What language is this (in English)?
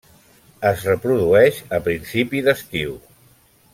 Catalan